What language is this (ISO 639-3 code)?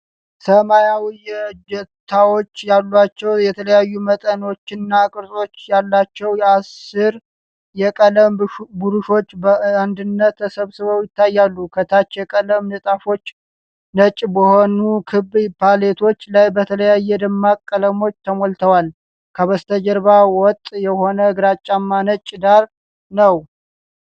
amh